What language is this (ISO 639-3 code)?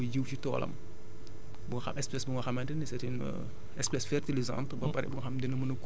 wol